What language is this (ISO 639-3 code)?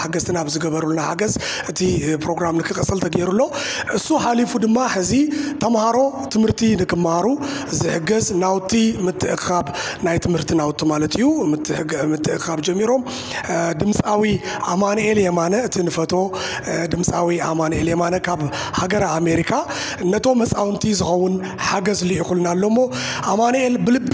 ara